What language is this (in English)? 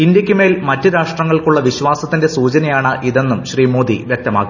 Malayalam